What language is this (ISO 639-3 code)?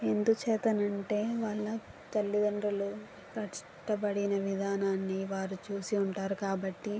tel